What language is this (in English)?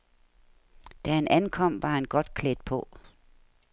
Danish